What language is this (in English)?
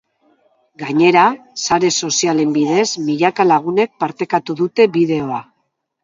Basque